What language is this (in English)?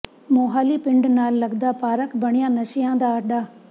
Punjabi